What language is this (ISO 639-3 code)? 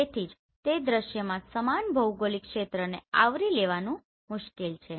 guj